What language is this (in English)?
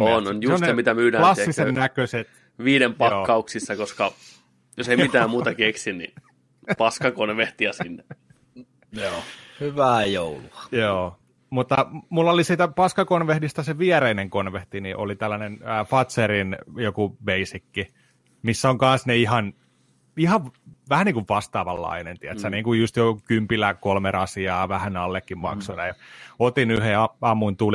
Finnish